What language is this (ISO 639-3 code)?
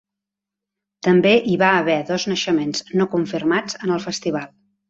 cat